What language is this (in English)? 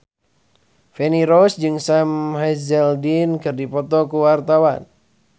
Sundanese